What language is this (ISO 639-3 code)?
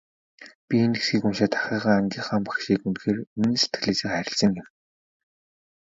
mon